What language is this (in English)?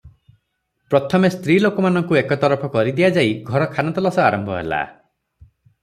Odia